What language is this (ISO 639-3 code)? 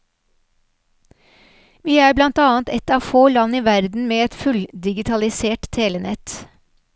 nor